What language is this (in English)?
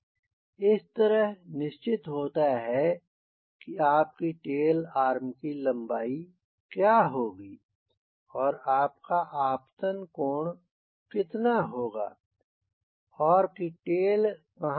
Hindi